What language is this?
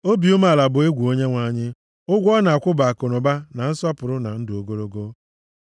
Igbo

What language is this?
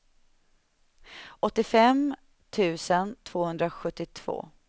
Swedish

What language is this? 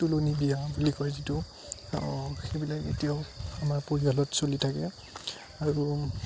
Assamese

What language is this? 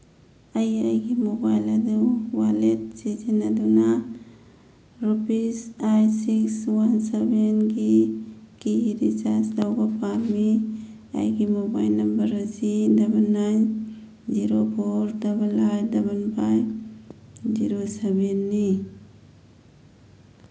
Manipuri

